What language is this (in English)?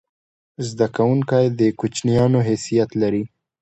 Pashto